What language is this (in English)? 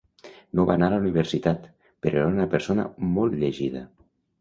Catalan